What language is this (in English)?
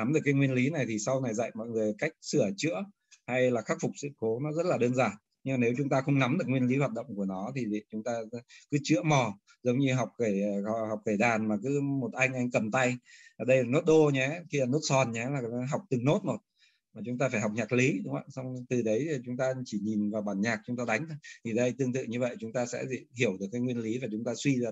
Vietnamese